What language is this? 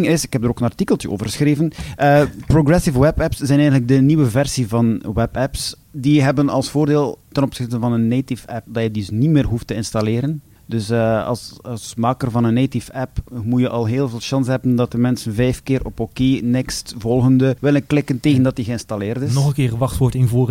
Dutch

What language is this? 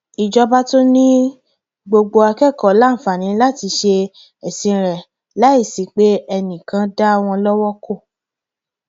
Yoruba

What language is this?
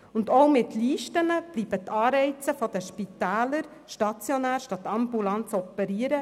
Swiss German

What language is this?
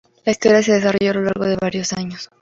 Spanish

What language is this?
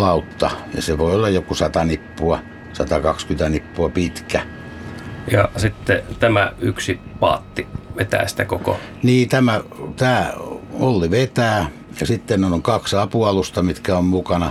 Finnish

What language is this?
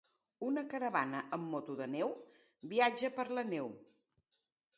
Catalan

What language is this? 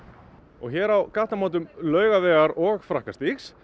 Icelandic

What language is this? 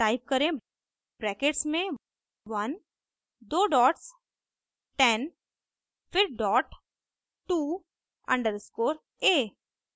Hindi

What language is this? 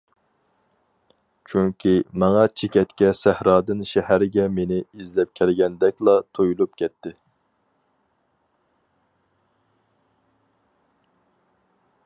Uyghur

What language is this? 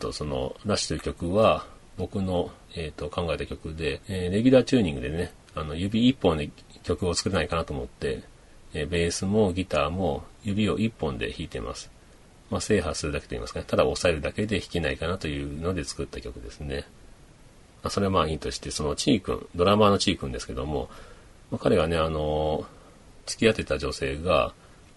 Japanese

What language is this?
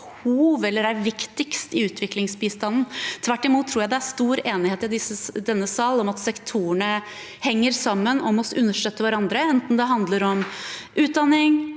Norwegian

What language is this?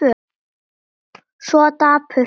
Icelandic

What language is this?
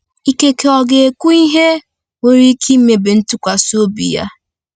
Igbo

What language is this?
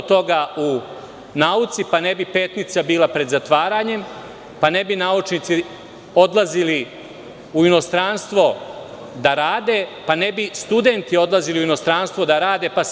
Serbian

